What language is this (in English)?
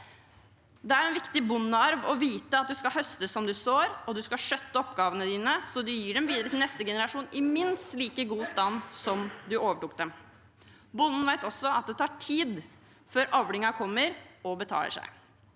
Norwegian